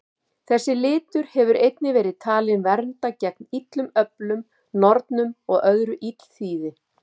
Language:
Icelandic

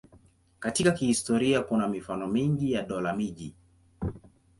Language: Swahili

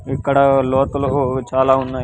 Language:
Telugu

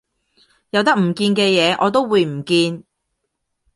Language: Cantonese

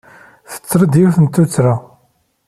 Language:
Kabyle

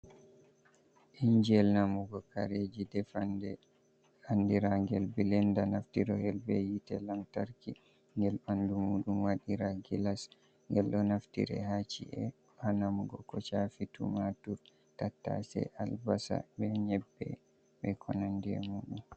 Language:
Fula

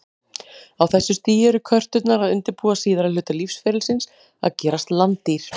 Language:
Icelandic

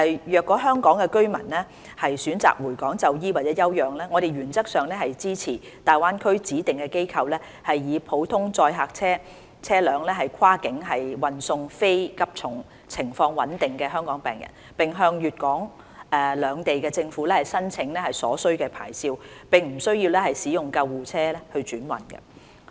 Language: Cantonese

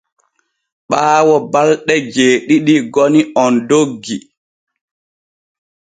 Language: Borgu Fulfulde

